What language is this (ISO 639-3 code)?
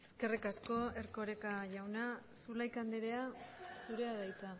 eus